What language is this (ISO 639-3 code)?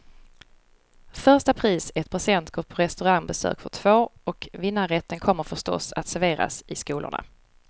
swe